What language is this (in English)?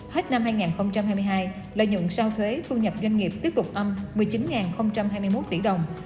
Vietnamese